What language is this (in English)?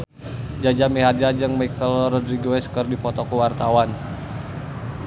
Sundanese